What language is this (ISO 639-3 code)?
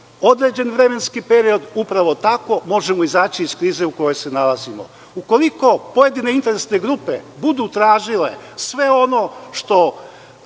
srp